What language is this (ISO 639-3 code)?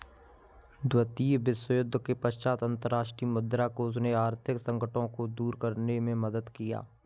hin